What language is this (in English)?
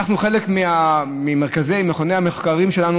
Hebrew